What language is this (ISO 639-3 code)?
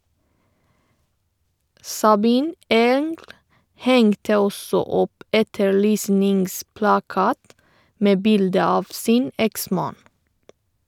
nor